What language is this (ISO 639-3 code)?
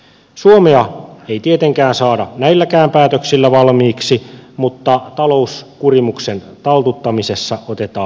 fin